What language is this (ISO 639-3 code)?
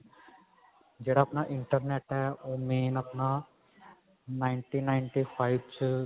pan